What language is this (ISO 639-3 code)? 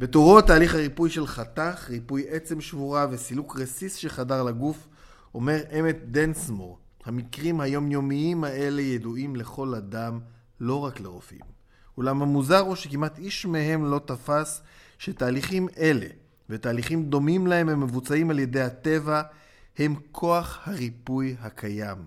heb